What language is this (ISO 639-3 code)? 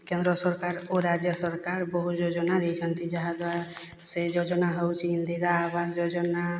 ori